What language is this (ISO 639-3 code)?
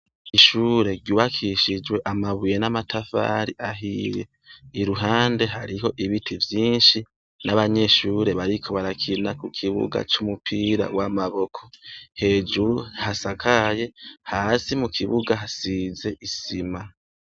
run